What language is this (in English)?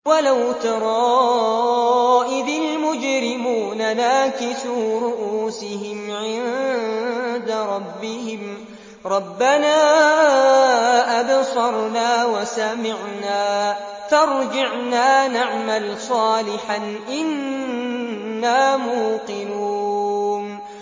Arabic